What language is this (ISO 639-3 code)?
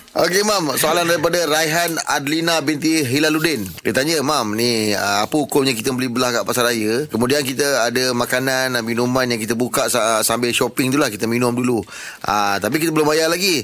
msa